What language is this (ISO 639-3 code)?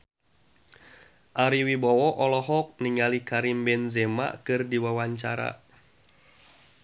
sun